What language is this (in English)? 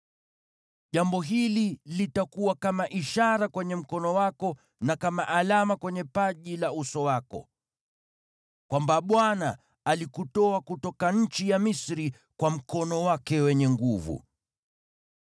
Swahili